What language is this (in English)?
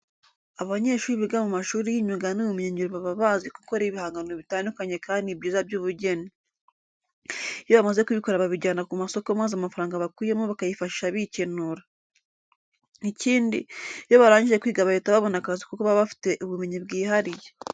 Kinyarwanda